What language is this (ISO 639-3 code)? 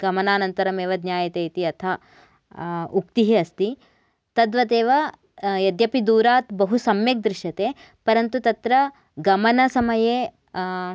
san